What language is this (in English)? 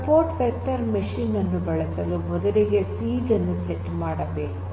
Kannada